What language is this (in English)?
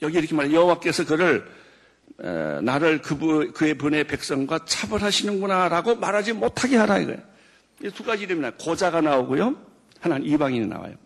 Korean